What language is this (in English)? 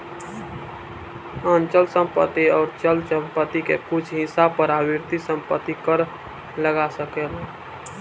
Bhojpuri